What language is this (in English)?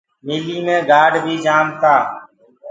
Gurgula